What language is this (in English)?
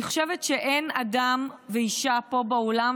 Hebrew